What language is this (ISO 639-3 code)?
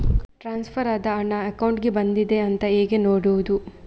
kan